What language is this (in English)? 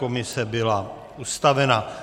Czech